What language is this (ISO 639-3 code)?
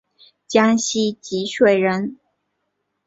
zho